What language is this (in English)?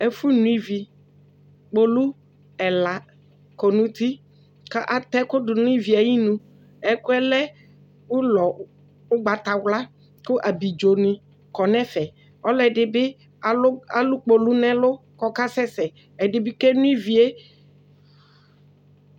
Ikposo